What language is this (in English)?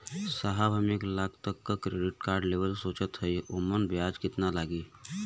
Bhojpuri